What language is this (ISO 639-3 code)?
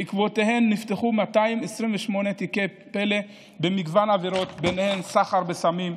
heb